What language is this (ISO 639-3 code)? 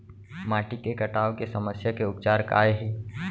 hne